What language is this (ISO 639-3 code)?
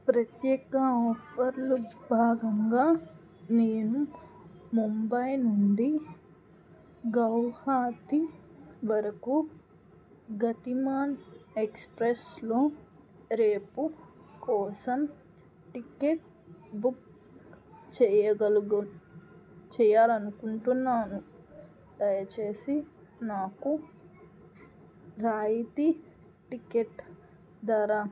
tel